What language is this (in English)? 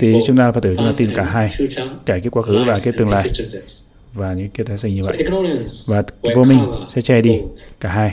Vietnamese